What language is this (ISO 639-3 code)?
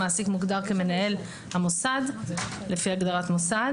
heb